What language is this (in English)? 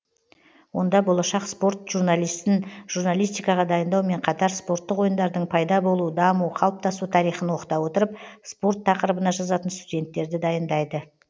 Kazakh